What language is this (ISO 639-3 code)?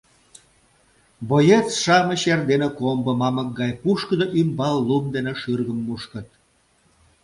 chm